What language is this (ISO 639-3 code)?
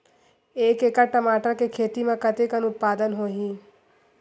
hne